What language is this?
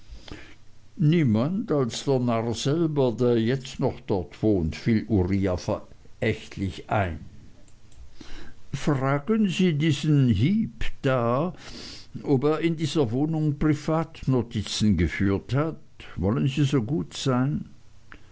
German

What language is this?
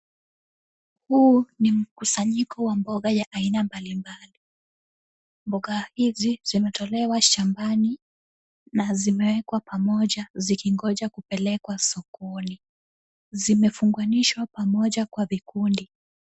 Swahili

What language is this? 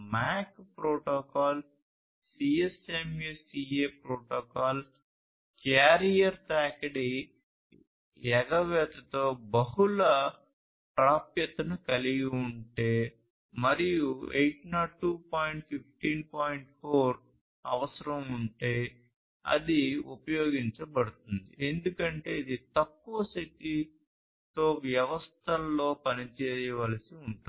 Telugu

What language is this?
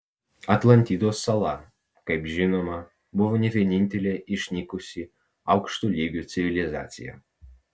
Lithuanian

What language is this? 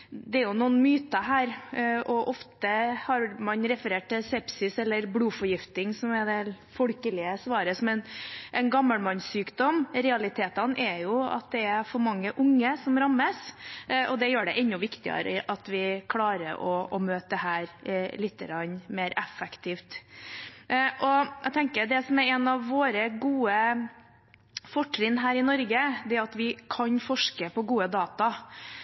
Norwegian Bokmål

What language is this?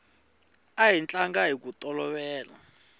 Tsonga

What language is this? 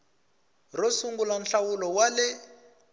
Tsonga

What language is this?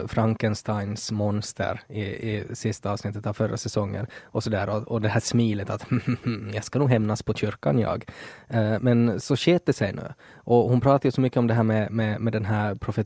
Swedish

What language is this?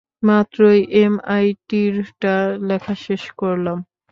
Bangla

